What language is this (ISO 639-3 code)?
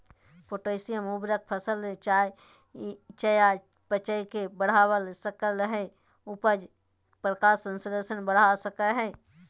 mag